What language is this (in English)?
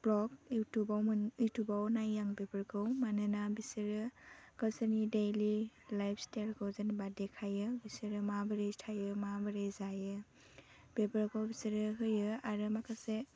Bodo